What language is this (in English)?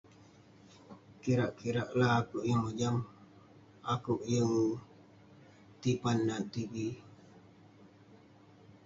Western Penan